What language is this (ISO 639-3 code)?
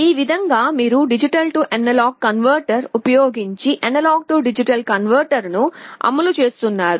tel